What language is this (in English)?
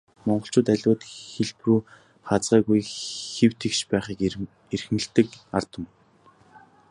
Mongolian